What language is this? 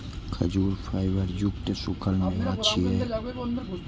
Maithili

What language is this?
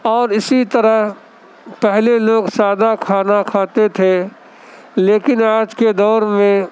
Urdu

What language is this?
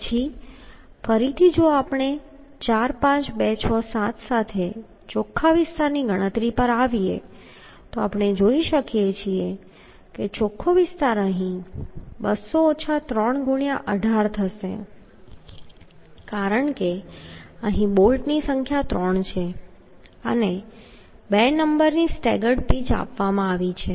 Gujarati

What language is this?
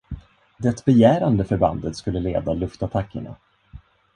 Swedish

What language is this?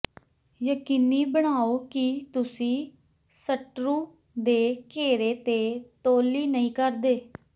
Punjabi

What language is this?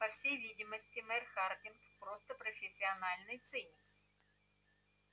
Russian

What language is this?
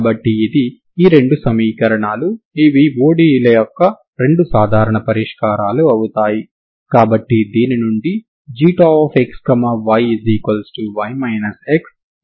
Telugu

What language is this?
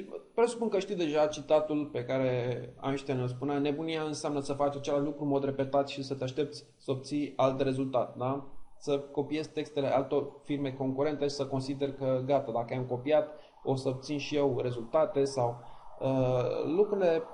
Romanian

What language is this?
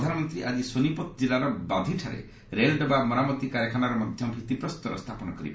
Odia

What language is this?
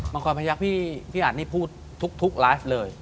Thai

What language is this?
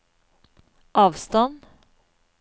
Norwegian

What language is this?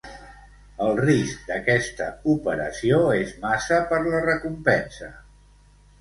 Catalan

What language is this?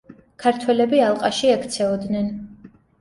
Georgian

